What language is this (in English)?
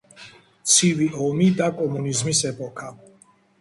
Georgian